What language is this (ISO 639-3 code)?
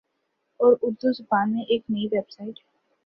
urd